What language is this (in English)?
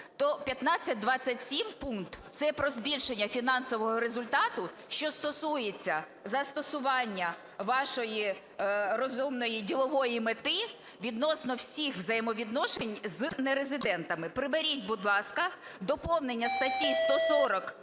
Ukrainian